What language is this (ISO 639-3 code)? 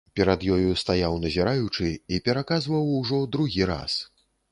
bel